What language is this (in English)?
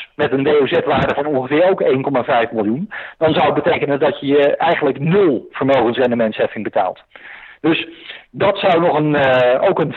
Dutch